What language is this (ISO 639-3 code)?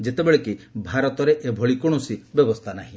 ori